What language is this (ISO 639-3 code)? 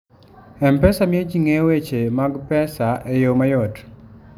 luo